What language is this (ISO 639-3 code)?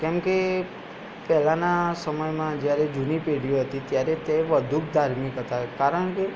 guj